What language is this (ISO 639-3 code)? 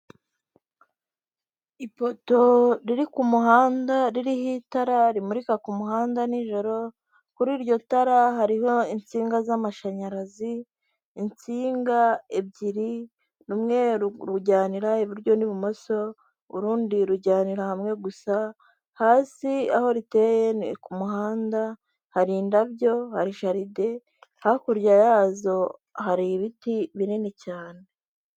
kin